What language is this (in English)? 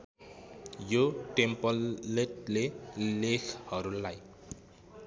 Nepali